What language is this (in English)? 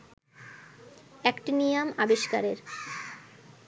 Bangla